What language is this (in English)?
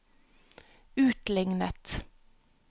Norwegian